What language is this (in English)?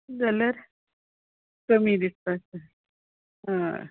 Konkani